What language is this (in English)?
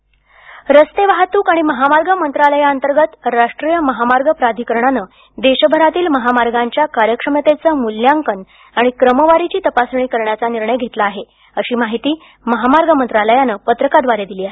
Marathi